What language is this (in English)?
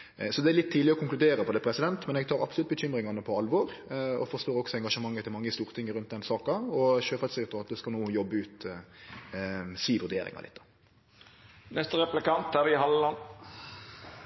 Norwegian Nynorsk